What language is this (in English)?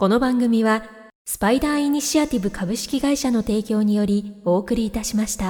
Japanese